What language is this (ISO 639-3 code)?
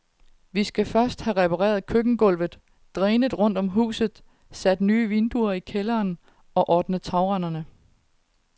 dan